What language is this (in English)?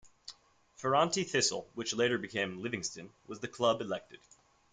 English